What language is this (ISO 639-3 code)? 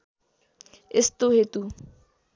nep